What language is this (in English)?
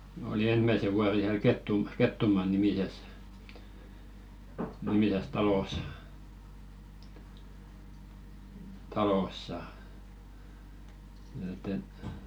Finnish